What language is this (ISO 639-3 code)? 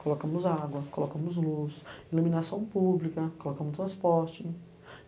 por